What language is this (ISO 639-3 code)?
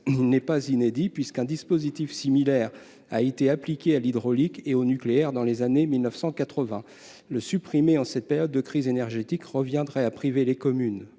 fra